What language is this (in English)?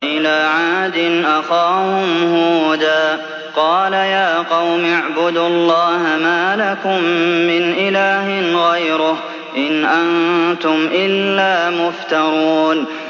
Arabic